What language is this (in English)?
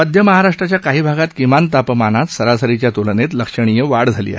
Marathi